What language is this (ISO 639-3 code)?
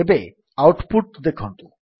ori